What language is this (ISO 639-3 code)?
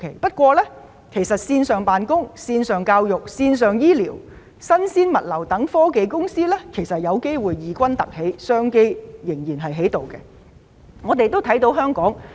yue